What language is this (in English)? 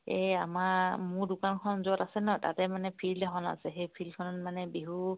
Assamese